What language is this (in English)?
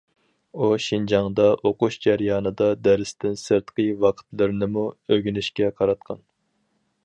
Uyghur